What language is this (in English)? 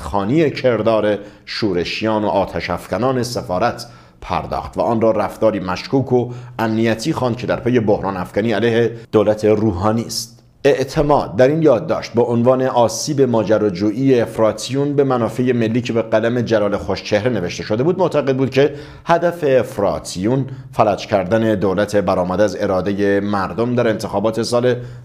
Persian